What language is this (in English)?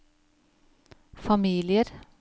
Norwegian